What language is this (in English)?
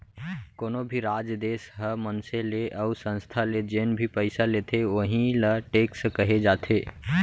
Chhattisgarhi